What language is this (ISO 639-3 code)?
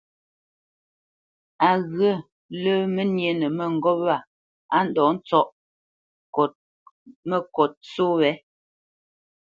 bce